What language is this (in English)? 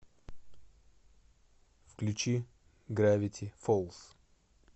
Russian